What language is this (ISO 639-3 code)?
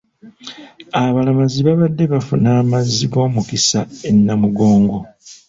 lug